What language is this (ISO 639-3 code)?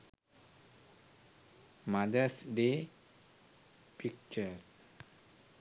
sin